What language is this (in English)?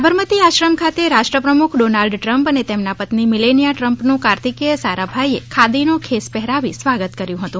Gujarati